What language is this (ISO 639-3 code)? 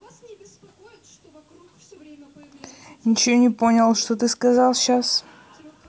rus